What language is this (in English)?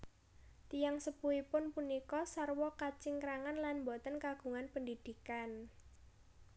Javanese